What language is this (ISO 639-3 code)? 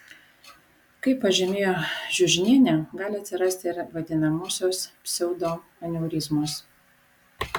lit